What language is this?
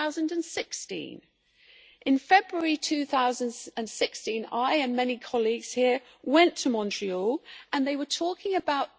English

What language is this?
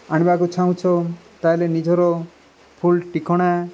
Odia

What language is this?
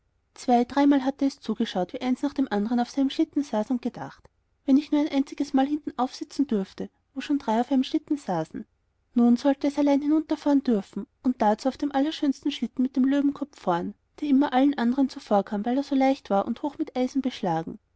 German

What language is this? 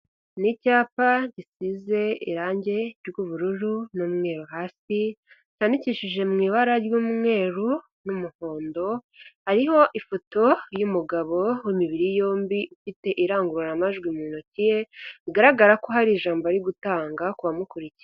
Kinyarwanda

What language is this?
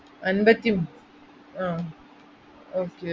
Malayalam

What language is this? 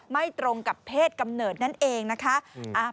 Thai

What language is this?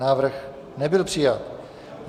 Czech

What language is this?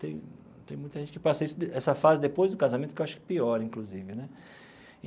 Portuguese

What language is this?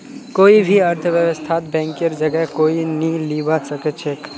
Magahi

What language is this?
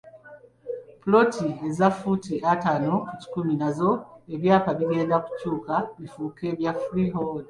Ganda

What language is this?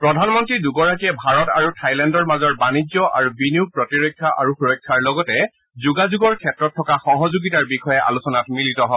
Assamese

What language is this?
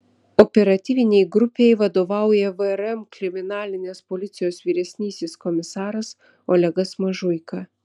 Lithuanian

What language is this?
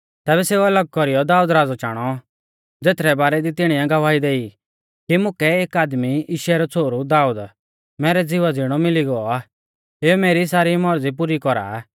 Mahasu Pahari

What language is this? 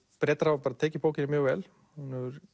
Icelandic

